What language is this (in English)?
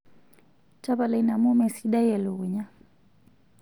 Masai